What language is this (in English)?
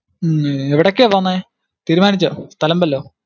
Malayalam